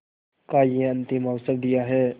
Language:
Hindi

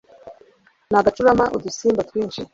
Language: Kinyarwanda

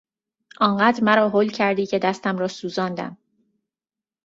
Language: Persian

